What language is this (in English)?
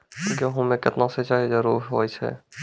Maithili